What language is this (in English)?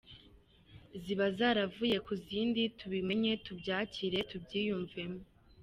Kinyarwanda